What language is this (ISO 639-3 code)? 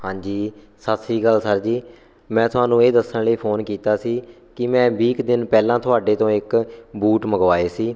pan